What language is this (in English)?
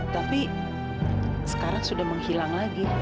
Indonesian